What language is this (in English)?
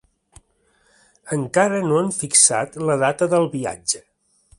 Catalan